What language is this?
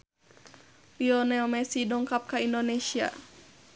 Sundanese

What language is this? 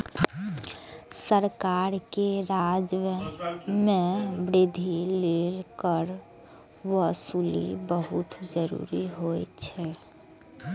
Maithili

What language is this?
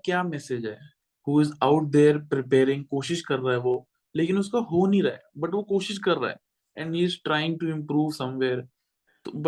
Hindi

